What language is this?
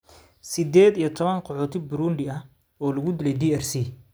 Somali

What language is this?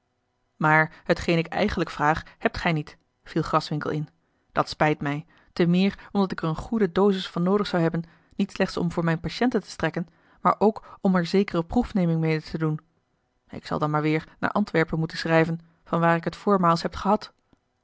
Dutch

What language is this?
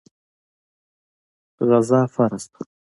Pashto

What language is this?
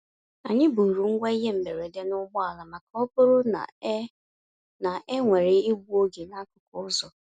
Igbo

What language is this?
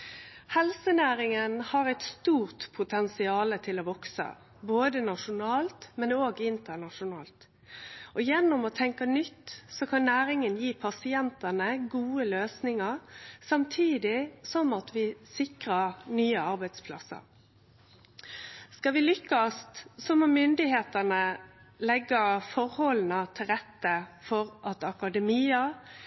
Norwegian Nynorsk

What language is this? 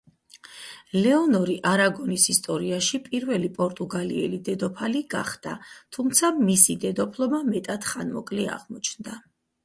Georgian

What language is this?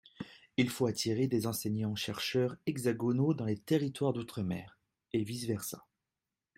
French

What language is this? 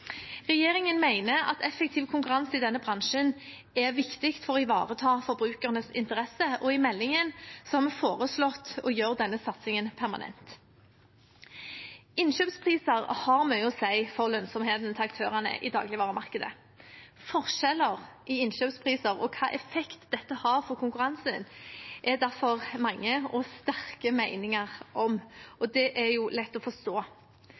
Norwegian Bokmål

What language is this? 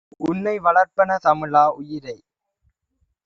Tamil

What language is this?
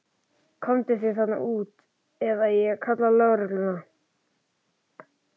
Icelandic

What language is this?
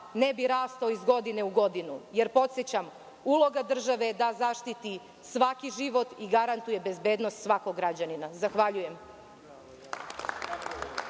Serbian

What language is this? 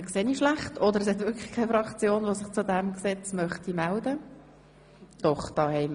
Swiss German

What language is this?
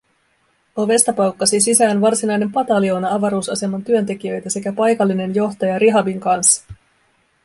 Finnish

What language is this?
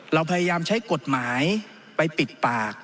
Thai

